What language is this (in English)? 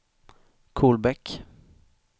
Swedish